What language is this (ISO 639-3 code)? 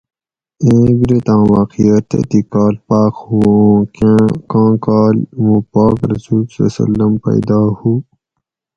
gwc